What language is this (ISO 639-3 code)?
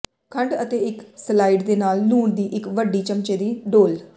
pan